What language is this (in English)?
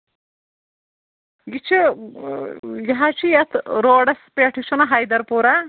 Kashmiri